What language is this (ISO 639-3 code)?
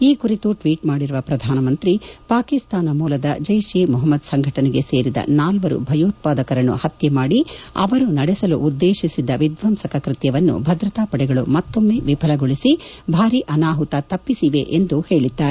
kan